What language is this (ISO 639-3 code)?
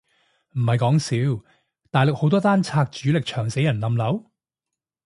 yue